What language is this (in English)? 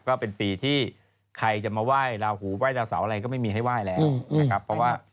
Thai